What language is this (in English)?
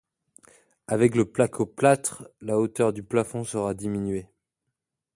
French